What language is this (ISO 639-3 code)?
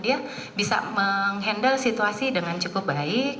ind